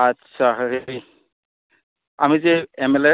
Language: Assamese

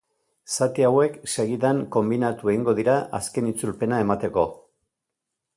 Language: Basque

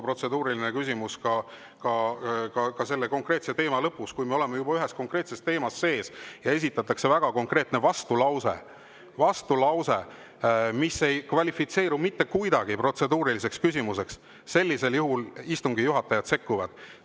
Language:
Estonian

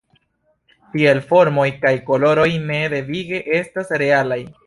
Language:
Esperanto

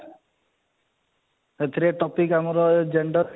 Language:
Odia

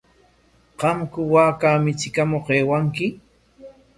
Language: Corongo Ancash Quechua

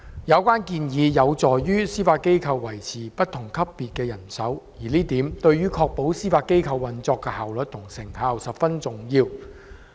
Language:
Cantonese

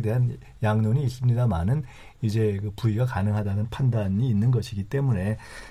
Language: Korean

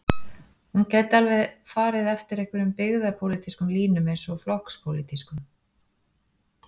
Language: Icelandic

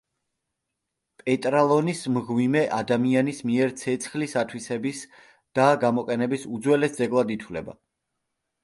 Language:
Georgian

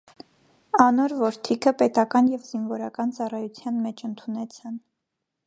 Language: Armenian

